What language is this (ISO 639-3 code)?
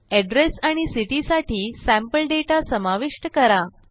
mar